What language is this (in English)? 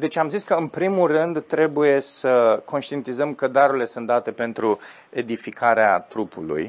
Romanian